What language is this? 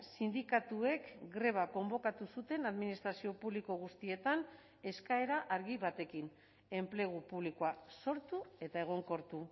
Basque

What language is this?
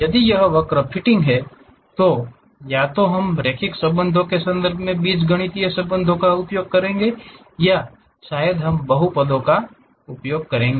Hindi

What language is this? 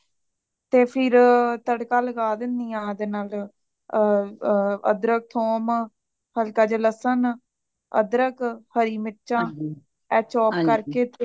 Punjabi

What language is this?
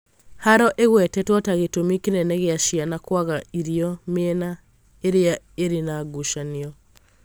Kikuyu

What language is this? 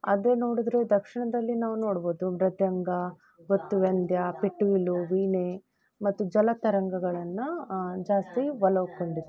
Kannada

